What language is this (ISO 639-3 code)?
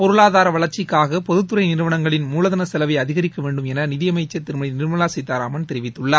tam